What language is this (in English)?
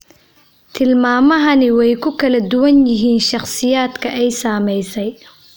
Somali